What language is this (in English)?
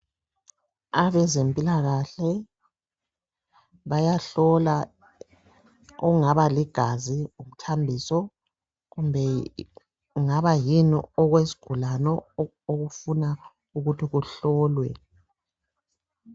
North Ndebele